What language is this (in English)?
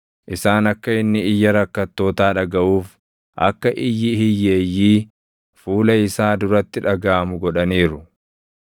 Oromo